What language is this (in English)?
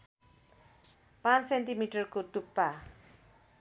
Nepali